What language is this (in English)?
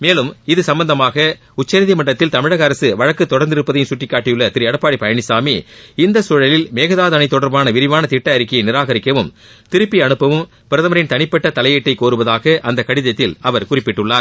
Tamil